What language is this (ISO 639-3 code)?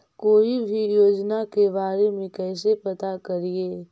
mag